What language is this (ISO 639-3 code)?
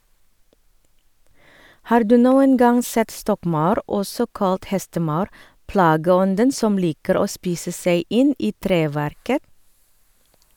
nor